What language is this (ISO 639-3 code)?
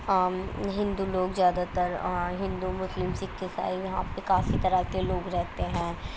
urd